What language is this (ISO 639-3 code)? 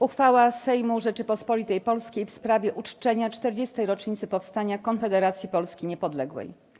pol